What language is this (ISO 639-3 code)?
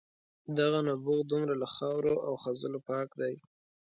pus